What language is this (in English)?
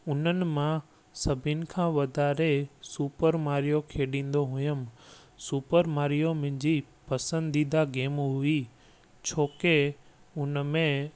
Sindhi